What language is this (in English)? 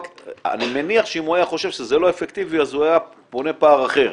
Hebrew